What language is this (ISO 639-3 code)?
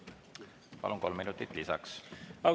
est